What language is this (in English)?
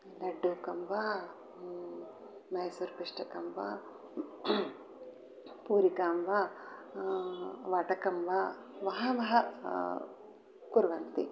Sanskrit